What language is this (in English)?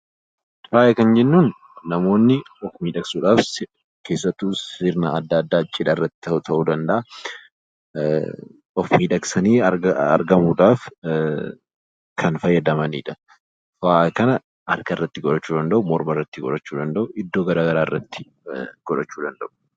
Oromo